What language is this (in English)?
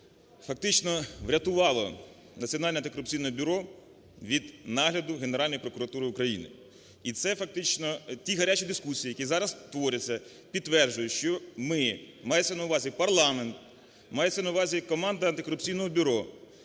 Ukrainian